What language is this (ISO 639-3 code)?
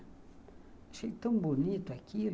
por